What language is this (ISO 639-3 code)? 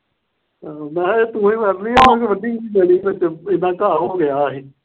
pan